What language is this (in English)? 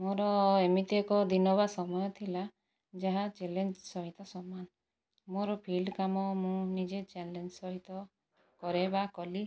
Odia